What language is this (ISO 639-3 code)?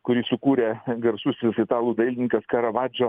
lit